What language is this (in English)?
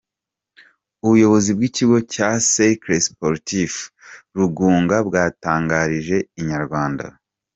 Kinyarwanda